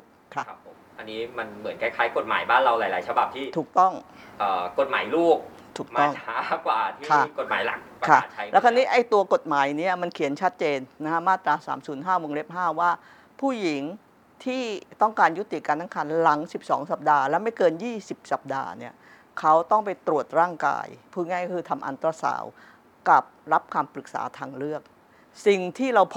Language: Thai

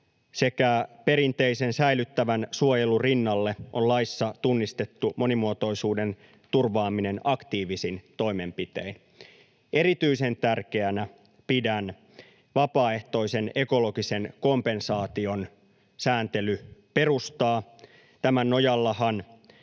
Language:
Finnish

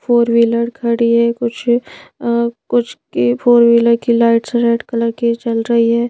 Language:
Hindi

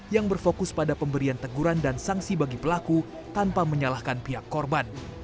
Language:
Indonesian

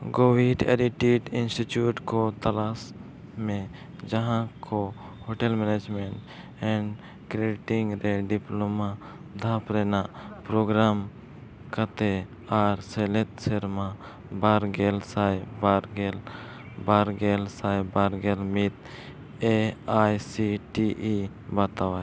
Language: Santali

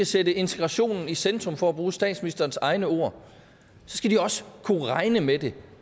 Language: Danish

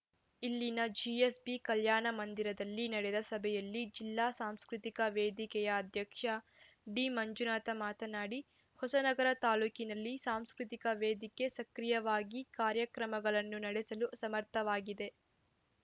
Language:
Kannada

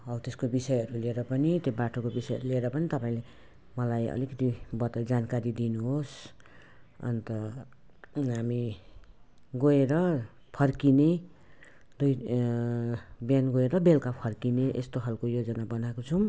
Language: Nepali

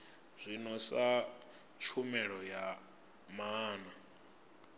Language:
Venda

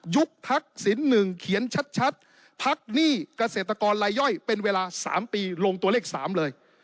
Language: Thai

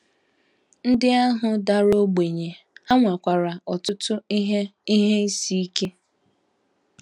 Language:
Igbo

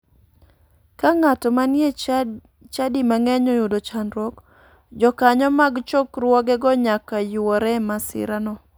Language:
Luo (Kenya and Tanzania)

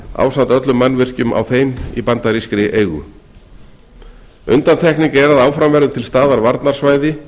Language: Icelandic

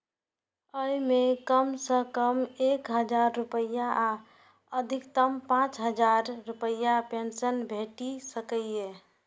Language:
Maithili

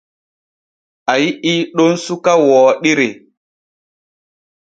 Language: Borgu Fulfulde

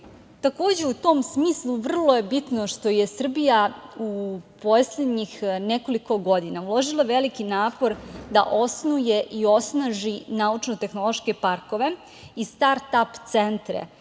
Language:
Serbian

